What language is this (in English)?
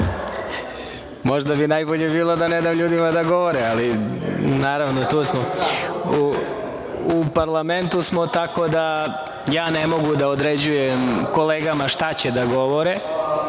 Serbian